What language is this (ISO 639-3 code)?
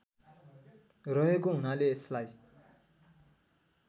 nep